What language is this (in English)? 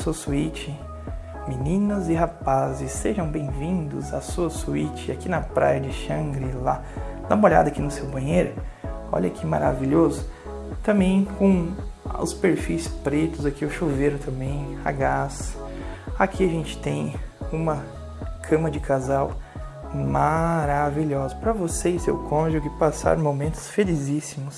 Portuguese